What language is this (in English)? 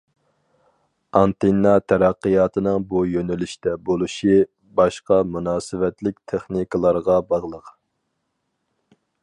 Uyghur